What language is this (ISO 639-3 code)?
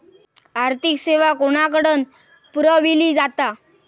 mar